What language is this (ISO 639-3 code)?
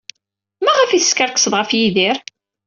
kab